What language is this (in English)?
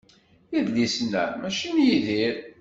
Kabyle